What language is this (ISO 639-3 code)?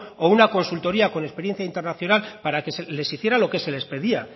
spa